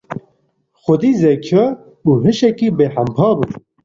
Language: Kurdish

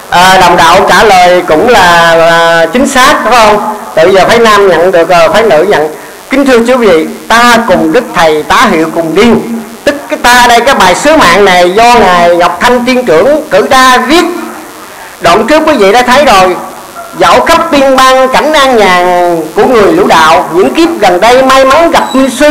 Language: Vietnamese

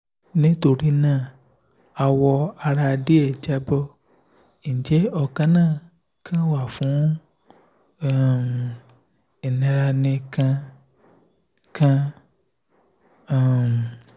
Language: Yoruba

